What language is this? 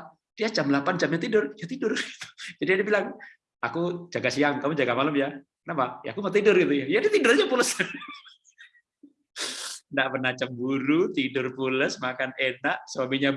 Indonesian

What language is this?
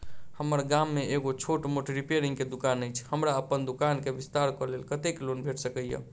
Maithili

